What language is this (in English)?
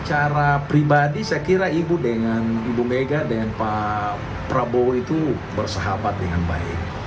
Indonesian